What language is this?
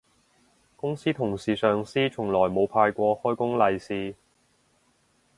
Cantonese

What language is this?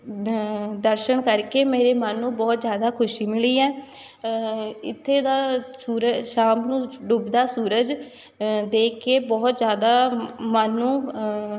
Punjabi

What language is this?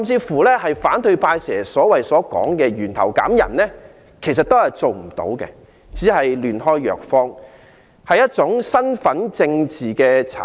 Cantonese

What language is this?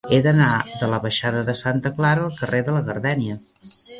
Catalan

